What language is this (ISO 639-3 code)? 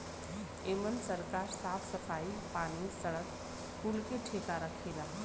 bho